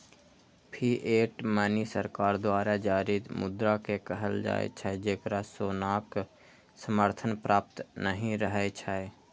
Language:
Maithili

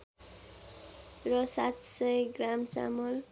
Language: Nepali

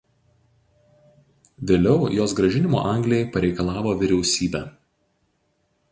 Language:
Lithuanian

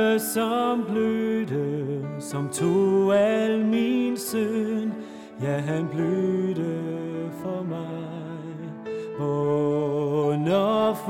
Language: Danish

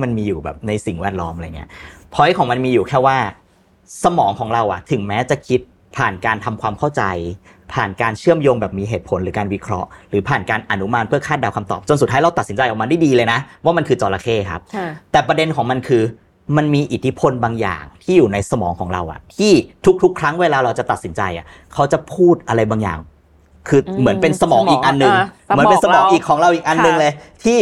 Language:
Thai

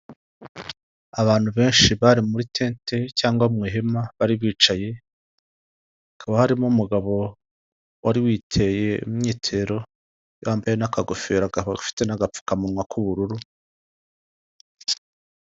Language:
Kinyarwanda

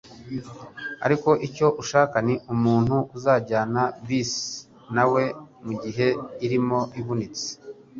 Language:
Kinyarwanda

